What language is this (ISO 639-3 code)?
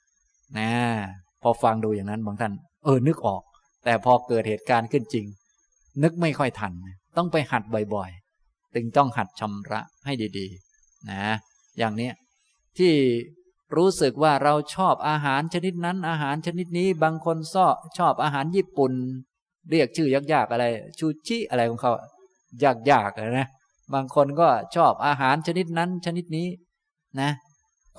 tha